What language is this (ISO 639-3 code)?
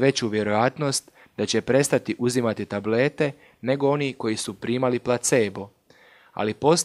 hrv